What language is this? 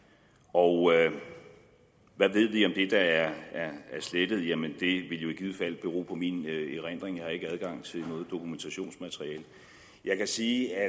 Danish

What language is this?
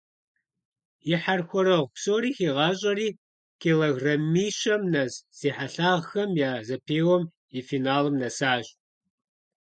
Kabardian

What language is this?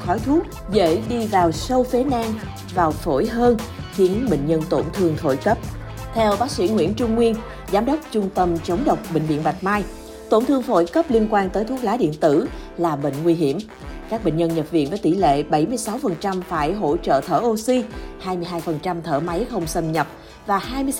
Vietnamese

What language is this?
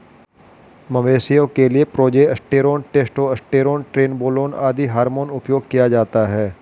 Hindi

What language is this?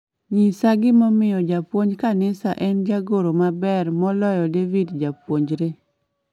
Luo (Kenya and Tanzania)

